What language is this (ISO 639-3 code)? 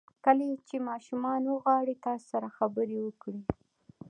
pus